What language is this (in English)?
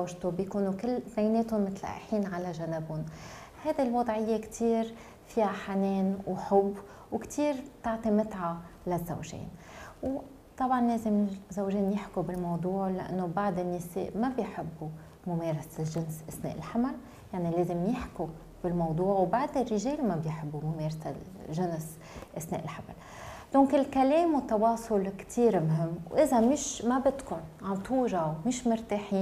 Arabic